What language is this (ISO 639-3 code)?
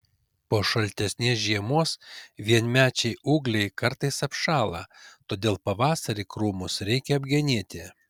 lit